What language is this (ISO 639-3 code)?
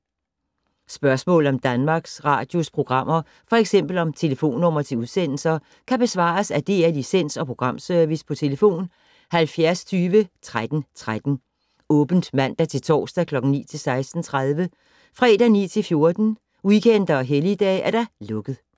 dan